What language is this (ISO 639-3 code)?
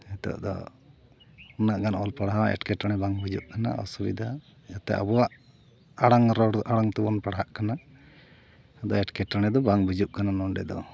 sat